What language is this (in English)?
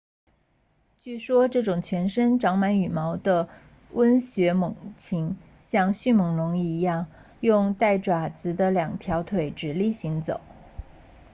Chinese